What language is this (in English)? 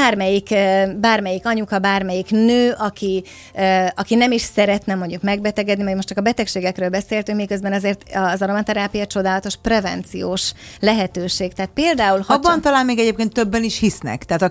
Hungarian